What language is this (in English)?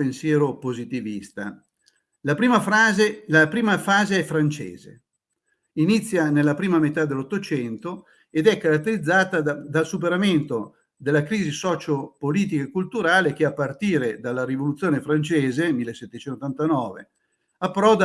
Italian